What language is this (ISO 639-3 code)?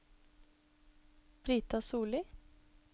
nor